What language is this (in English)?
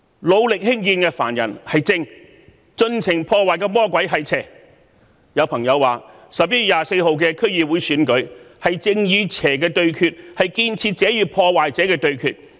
Cantonese